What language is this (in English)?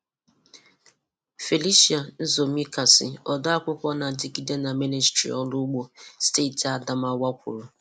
Igbo